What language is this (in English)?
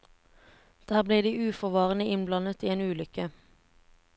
Norwegian